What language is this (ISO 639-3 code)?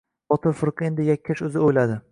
uzb